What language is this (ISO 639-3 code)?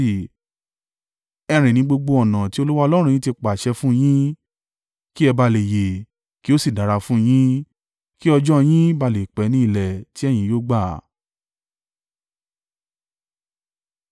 yor